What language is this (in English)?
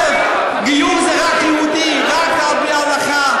Hebrew